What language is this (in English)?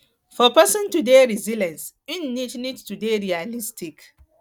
Nigerian Pidgin